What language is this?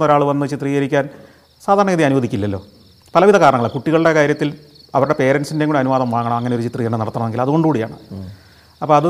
Malayalam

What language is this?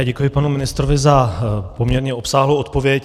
Czech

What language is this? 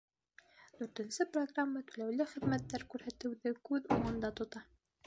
Bashkir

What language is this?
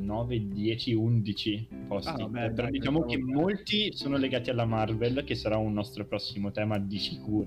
Italian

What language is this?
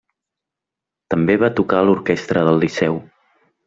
Catalan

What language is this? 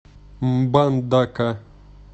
Russian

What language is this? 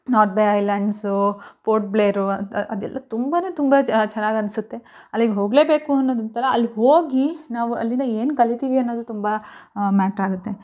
Kannada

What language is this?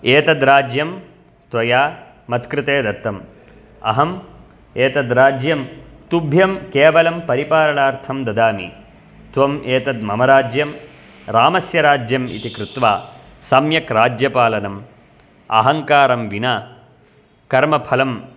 Sanskrit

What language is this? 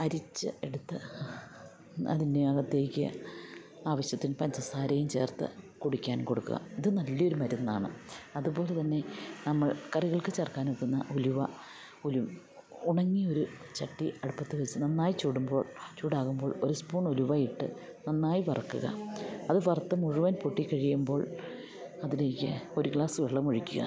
Malayalam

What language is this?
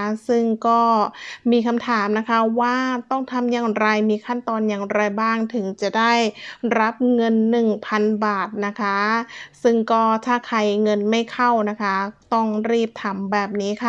Thai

